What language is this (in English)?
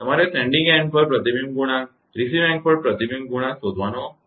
Gujarati